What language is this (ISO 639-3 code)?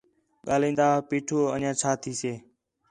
xhe